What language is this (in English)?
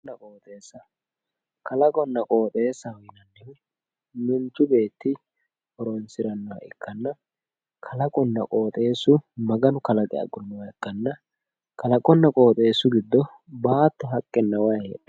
Sidamo